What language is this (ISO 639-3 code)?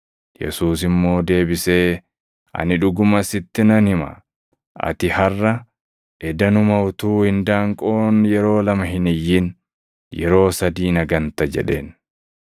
orm